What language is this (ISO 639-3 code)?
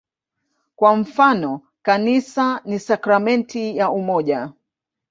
swa